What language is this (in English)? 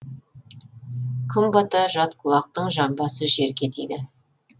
Kazakh